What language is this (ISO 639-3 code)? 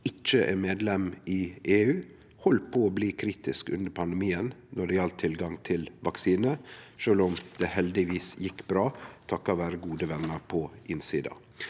nor